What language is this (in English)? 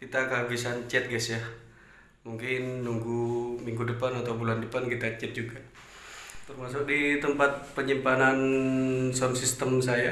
Indonesian